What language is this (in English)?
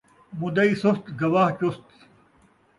Saraiki